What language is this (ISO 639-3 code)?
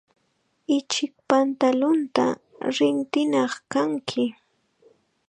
qxa